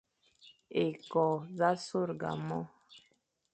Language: Fang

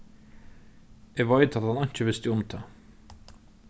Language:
Faroese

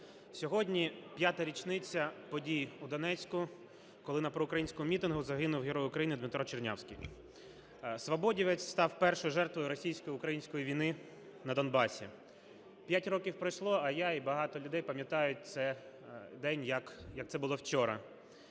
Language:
Ukrainian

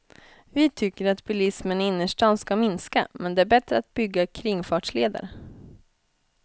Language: Swedish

